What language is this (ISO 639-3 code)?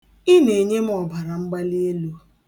ibo